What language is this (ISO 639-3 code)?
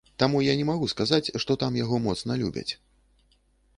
bel